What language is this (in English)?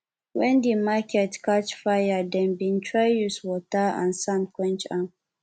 Nigerian Pidgin